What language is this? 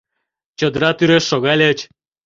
Mari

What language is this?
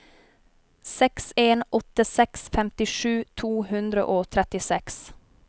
Norwegian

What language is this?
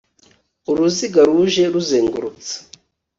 Kinyarwanda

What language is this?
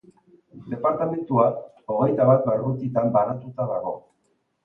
Basque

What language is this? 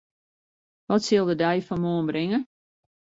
Western Frisian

